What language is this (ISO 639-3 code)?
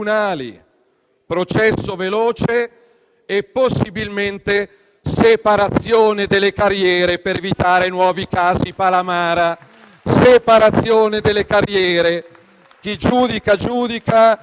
ita